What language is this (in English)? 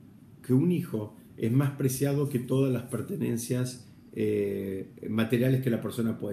Spanish